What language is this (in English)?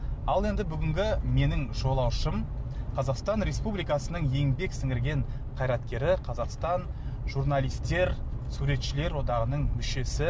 Kazakh